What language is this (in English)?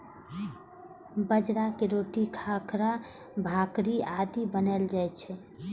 Maithili